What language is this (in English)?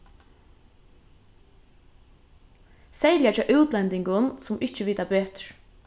Faroese